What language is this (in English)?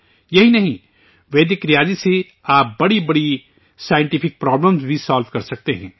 Urdu